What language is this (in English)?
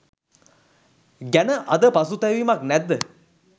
Sinhala